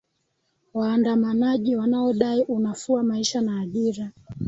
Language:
Swahili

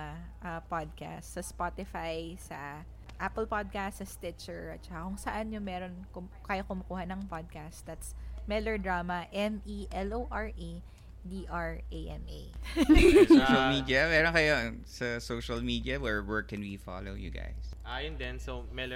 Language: Filipino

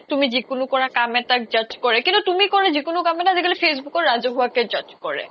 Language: Assamese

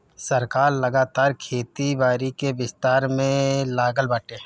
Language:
Bhojpuri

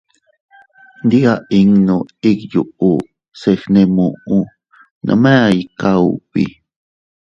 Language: Teutila Cuicatec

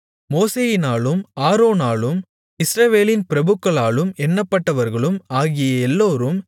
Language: Tamil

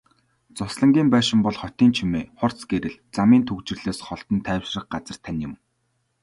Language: Mongolian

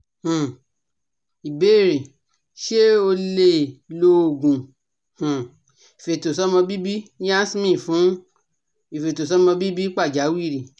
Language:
Yoruba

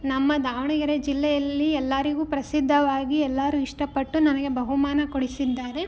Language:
Kannada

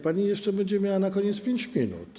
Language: Polish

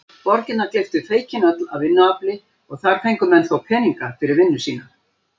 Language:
Icelandic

